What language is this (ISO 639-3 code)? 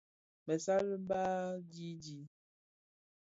ksf